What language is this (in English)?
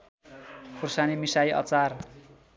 Nepali